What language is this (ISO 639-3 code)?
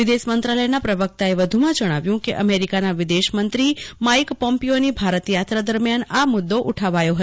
guj